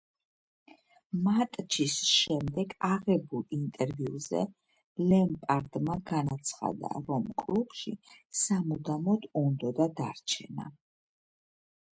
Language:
Georgian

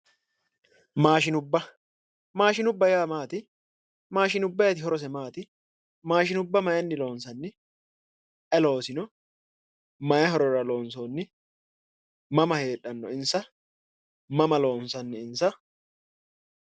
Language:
Sidamo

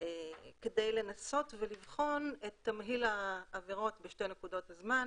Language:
Hebrew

